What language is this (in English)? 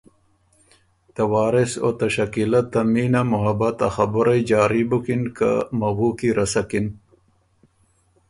Ormuri